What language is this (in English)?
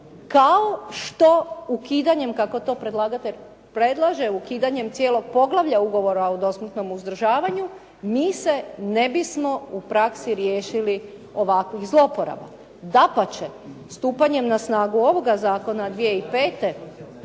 Croatian